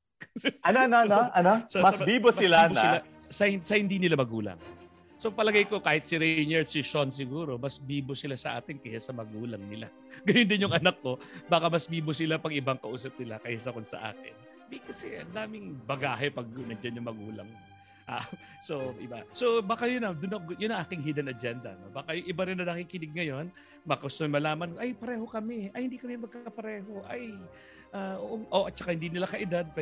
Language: Filipino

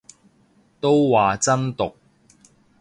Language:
Cantonese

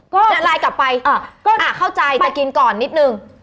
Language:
Thai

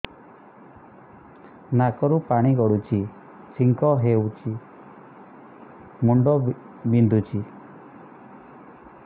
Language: Odia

